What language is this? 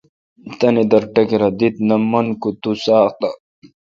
Kalkoti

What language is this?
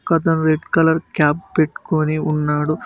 Telugu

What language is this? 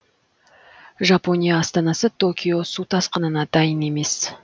Kazakh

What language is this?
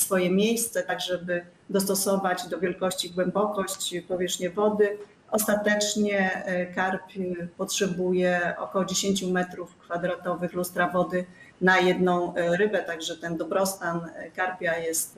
Polish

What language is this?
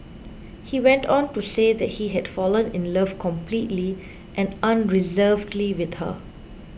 English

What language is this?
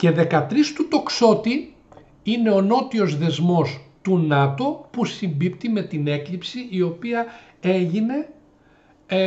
Greek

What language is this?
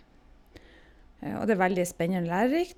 Norwegian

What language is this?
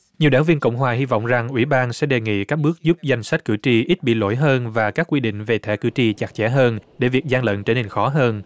Vietnamese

